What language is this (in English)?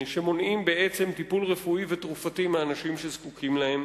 Hebrew